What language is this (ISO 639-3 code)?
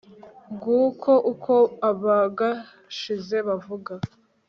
kin